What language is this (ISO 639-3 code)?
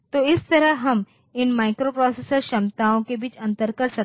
hin